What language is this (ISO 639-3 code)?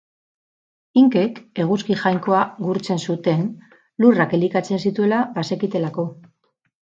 eus